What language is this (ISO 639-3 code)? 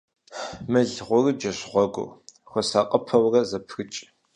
kbd